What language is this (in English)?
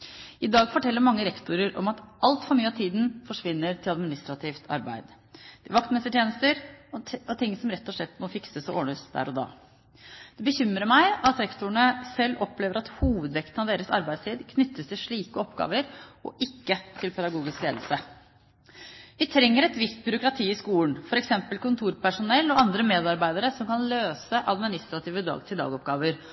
Norwegian Bokmål